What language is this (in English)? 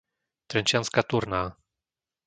Slovak